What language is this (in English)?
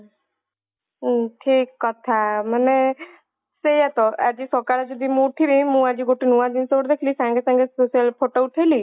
Odia